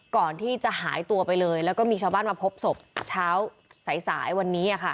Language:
Thai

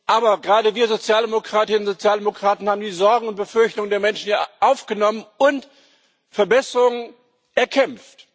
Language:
German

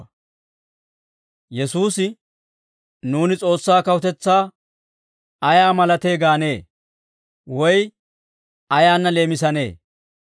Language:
Dawro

